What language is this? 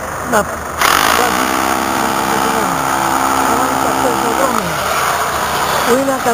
Greek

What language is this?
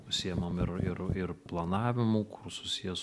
Lithuanian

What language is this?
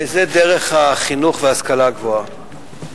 Hebrew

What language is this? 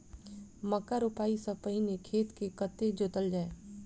Maithili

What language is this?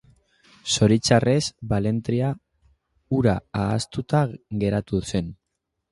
Basque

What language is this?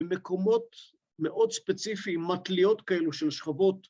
Hebrew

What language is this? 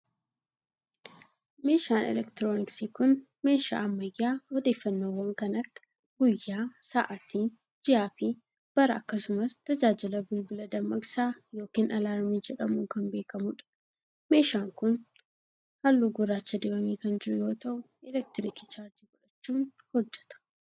Oromo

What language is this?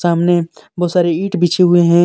Hindi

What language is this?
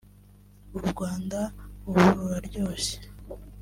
Kinyarwanda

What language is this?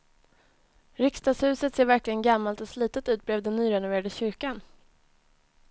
Swedish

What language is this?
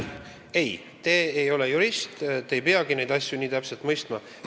Estonian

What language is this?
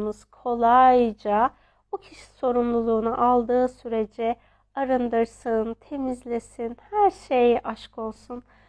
Turkish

